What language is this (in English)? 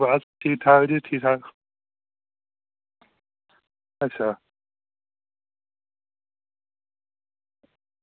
Dogri